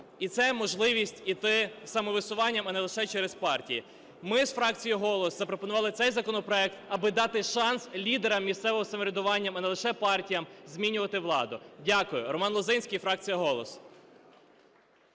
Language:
Ukrainian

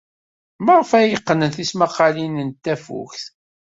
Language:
Kabyle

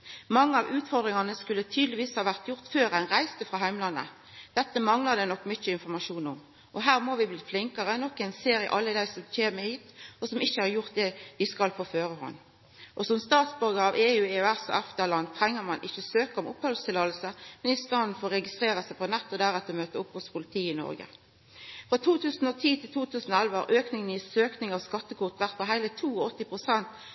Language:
Norwegian Nynorsk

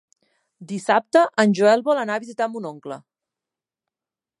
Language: Catalan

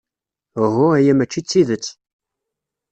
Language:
Kabyle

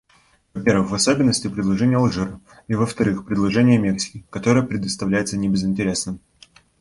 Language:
Russian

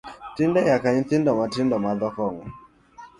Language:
Luo (Kenya and Tanzania)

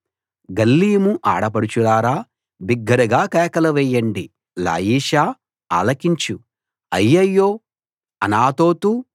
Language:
Telugu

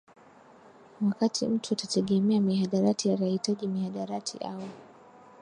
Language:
Swahili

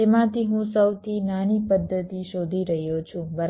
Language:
Gujarati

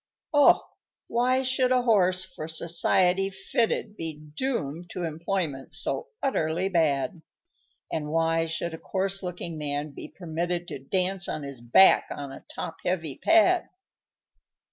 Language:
English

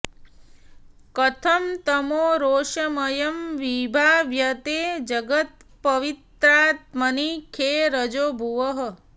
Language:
Sanskrit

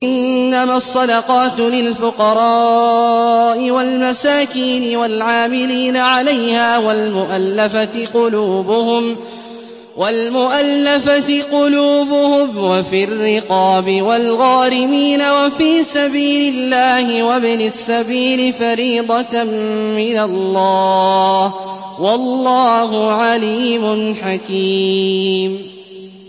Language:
Arabic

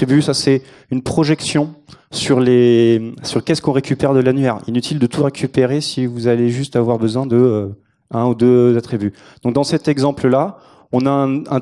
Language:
French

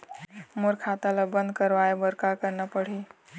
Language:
Chhattisgarhi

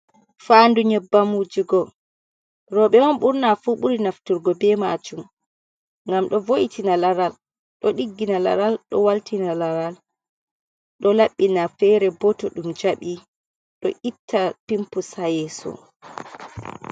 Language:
Fula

